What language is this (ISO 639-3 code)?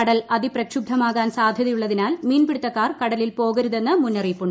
mal